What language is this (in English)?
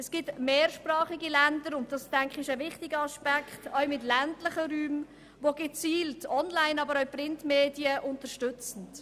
Swiss German